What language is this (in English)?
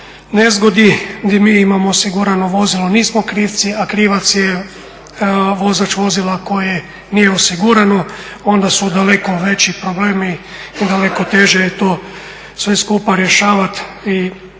Croatian